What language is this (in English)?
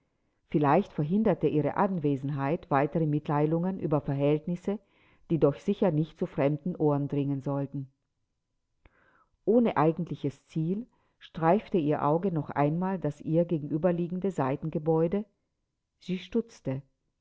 German